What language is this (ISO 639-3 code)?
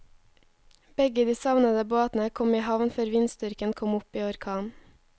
nor